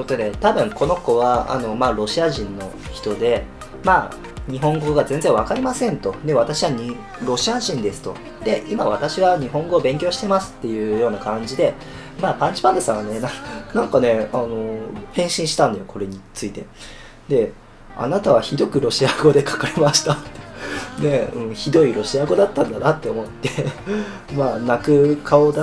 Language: Japanese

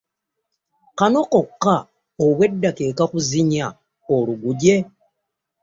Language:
Ganda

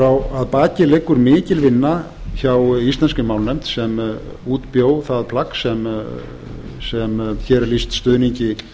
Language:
Icelandic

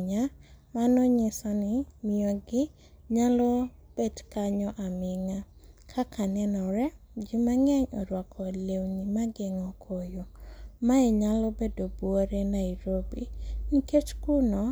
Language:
Luo (Kenya and Tanzania)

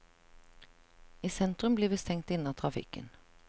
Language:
Norwegian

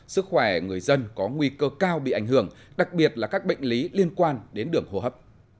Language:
Vietnamese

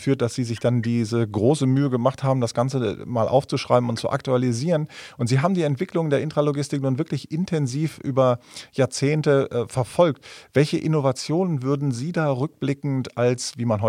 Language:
German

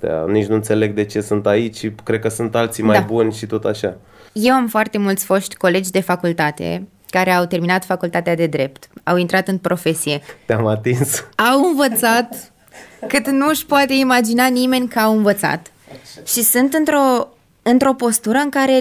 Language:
Romanian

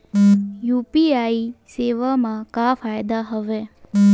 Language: Chhattisgarhi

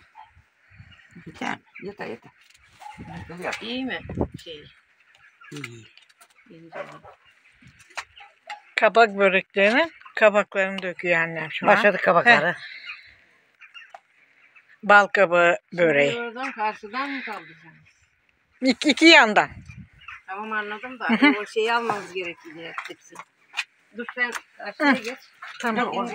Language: Turkish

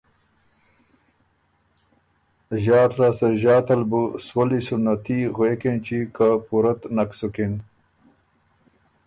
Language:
Ormuri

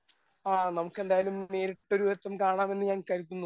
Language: Malayalam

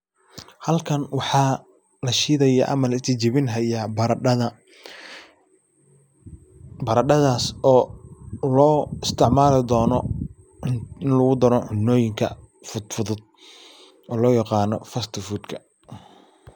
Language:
Somali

